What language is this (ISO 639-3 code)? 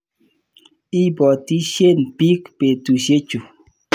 kln